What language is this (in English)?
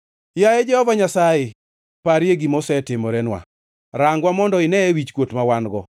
Luo (Kenya and Tanzania)